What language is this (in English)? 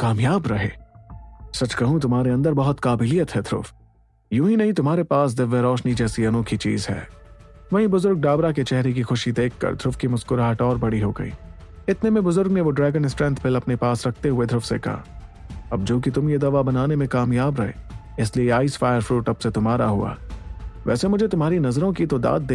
Hindi